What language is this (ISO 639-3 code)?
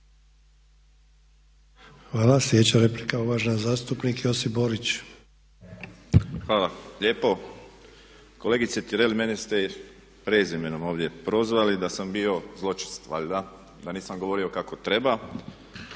hrv